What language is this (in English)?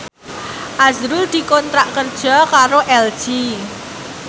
Javanese